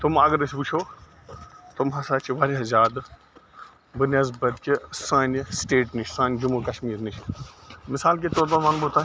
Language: Kashmiri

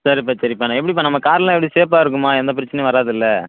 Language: Tamil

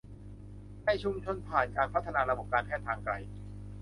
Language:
Thai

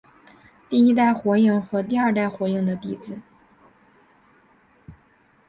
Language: Chinese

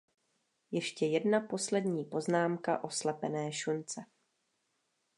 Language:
Czech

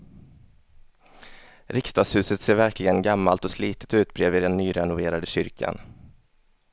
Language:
Swedish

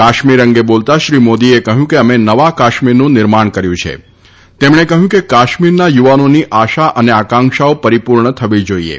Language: Gujarati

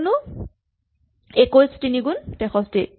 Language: Assamese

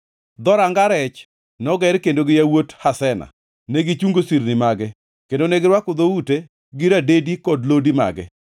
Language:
Luo (Kenya and Tanzania)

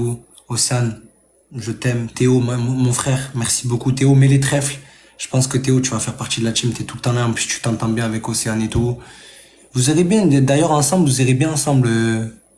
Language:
French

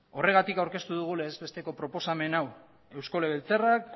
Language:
Basque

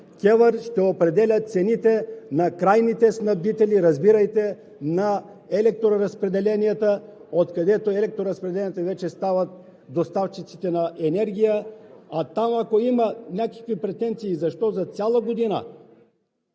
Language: Bulgarian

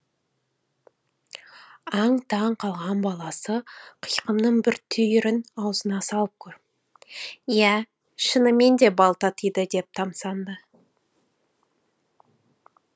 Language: Kazakh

